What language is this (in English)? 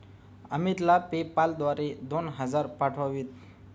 Marathi